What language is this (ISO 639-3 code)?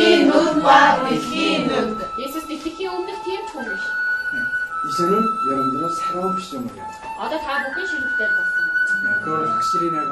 kor